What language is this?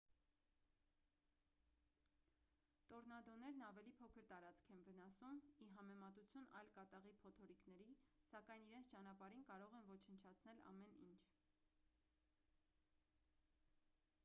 Armenian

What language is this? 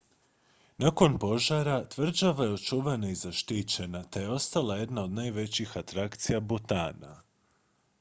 Croatian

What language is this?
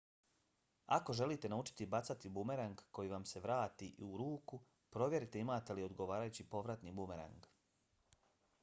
Bosnian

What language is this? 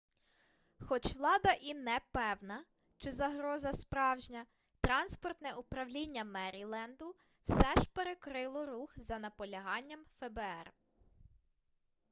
Ukrainian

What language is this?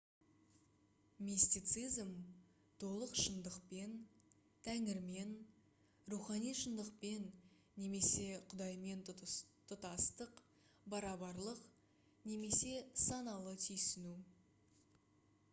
Kazakh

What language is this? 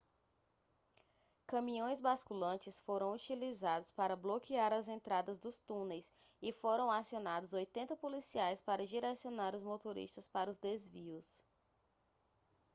Portuguese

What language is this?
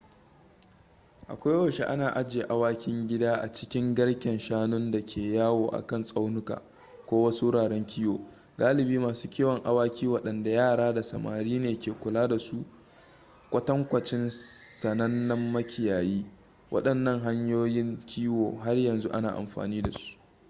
Hausa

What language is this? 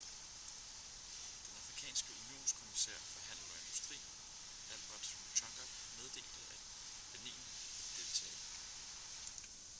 Danish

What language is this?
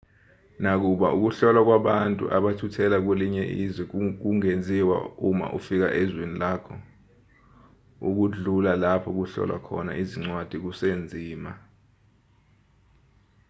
Zulu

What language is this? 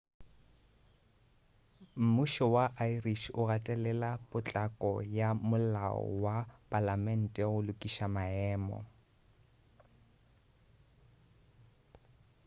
Northern Sotho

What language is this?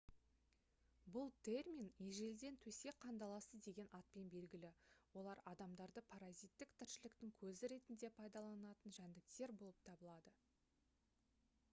Kazakh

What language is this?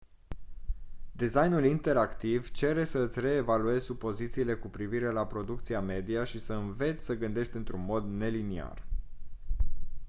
Romanian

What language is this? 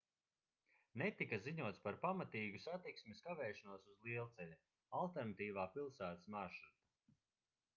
Latvian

